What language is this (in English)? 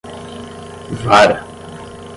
Portuguese